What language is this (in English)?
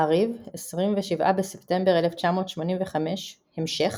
Hebrew